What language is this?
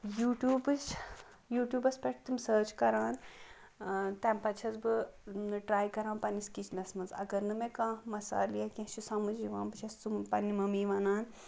Kashmiri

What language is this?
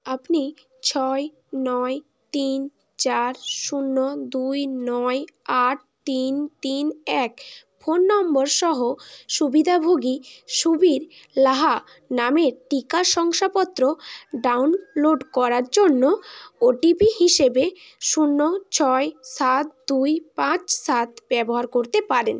Bangla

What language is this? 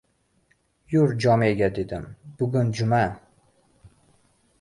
Uzbek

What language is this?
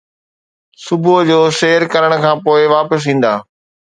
Sindhi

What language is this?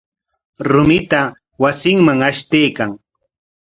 Corongo Ancash Quechua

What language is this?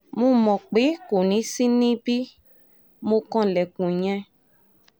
Yoruba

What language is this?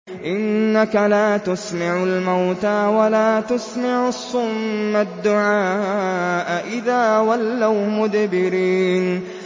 Arabic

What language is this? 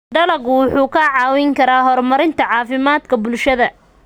Somali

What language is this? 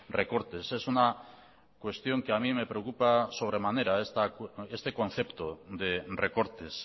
Spanish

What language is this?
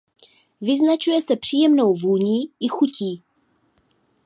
Czech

